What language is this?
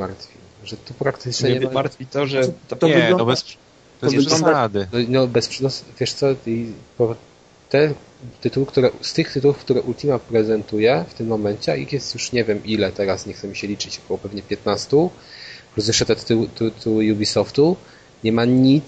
Polish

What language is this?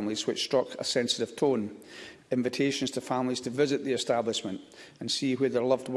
English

